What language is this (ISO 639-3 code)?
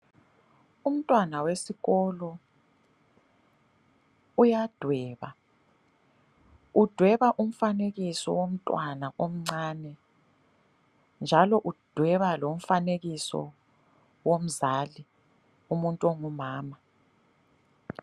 nde